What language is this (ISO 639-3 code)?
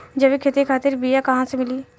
bho